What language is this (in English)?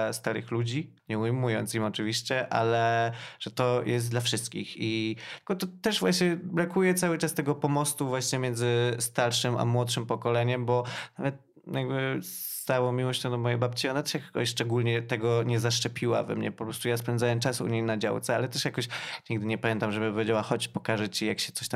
Polish